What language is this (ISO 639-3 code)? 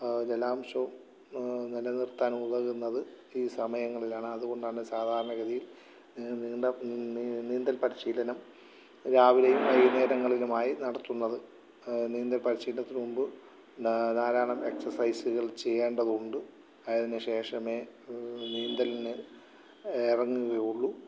mal